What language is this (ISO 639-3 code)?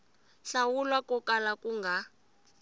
tso